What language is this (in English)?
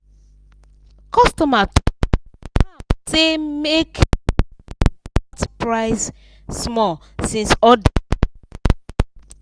Nigerian Pidgin